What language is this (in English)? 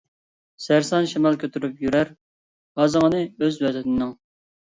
Uyghur